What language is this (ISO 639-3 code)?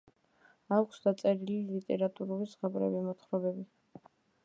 kat